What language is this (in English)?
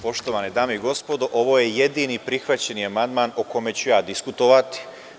Serbian